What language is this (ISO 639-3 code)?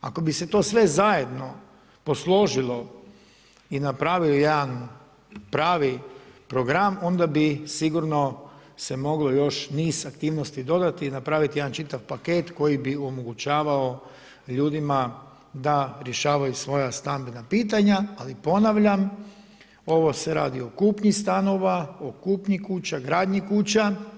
hrv